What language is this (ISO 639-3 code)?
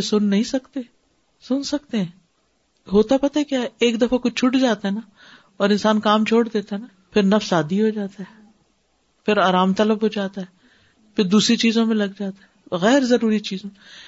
urd